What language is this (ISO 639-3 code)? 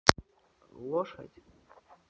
rus